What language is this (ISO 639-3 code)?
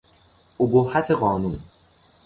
fas